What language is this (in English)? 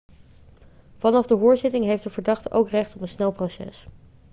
Dutch